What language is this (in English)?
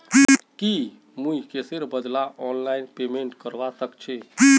Magahi